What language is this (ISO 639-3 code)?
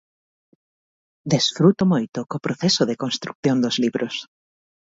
glg